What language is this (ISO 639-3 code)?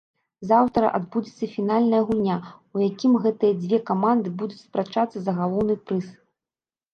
bel